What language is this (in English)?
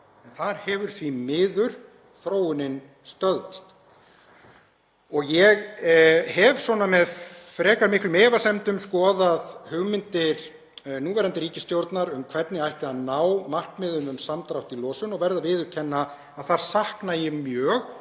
Icelandic